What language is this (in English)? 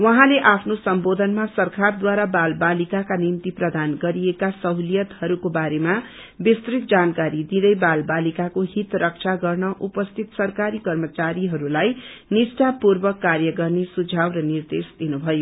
Nepali